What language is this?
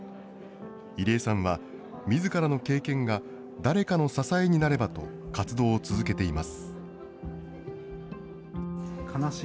Japanese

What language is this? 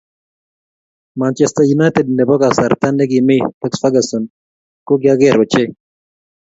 Kalenjin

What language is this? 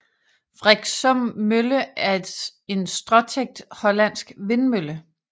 Danish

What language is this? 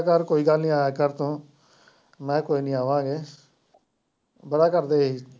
Punjabi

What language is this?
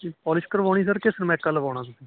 Punjabi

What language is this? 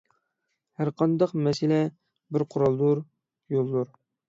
Uyghur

